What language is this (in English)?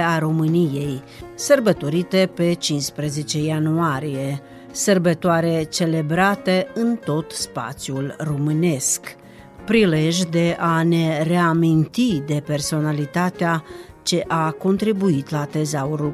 Romanian